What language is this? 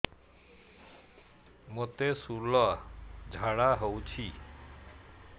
Odia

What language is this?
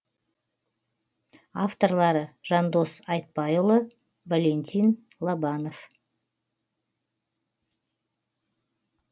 Kazakh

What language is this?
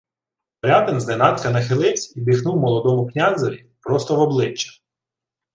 Ukrainian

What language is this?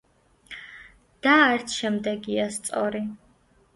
Georgian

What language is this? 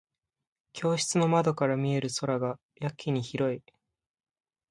Japanese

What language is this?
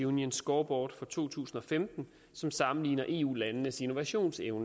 Danish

